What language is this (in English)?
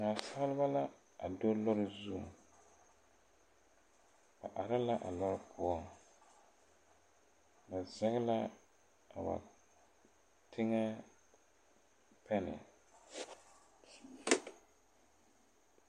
Southern Dagaare